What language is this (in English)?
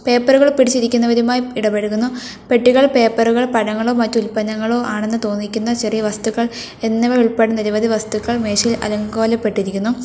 Malayalam